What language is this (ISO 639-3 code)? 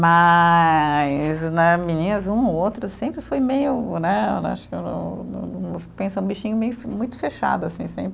por